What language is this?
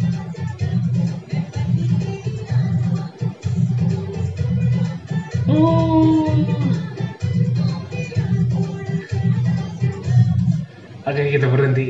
Indonesian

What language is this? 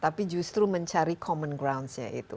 Indonesian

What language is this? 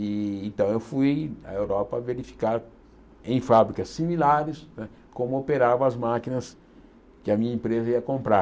Portuguese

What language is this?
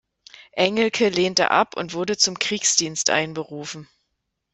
German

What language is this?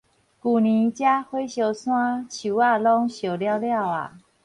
Min Nan Chinese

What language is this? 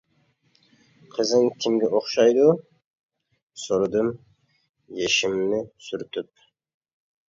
Uyghur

